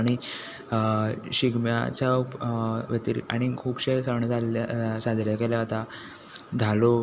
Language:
Konkani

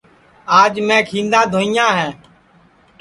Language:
Sansi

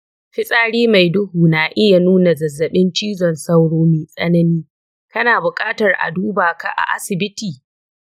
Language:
Hausa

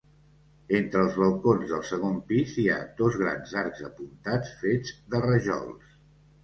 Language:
Catalan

